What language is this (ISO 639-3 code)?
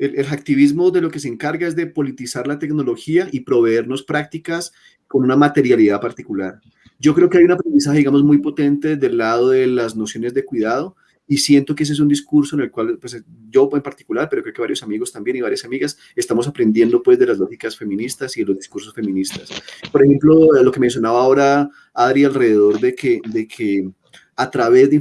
spa